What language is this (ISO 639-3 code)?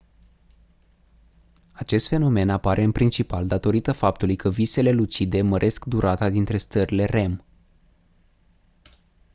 ron